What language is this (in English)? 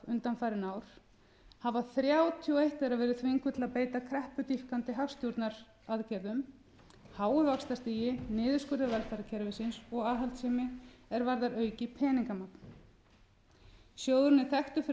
Icelandic